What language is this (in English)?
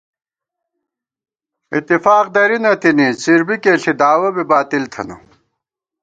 Gawar-Bati